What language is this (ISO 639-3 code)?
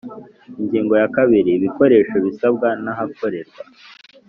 kin